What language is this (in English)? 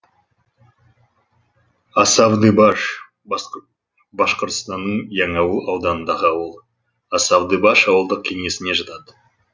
Kazakh